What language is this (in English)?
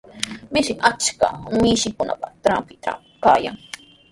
Sihuas Ancash Quechua